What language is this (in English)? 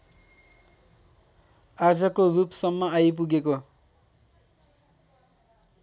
Nepali